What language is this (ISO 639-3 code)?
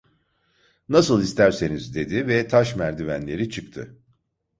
tur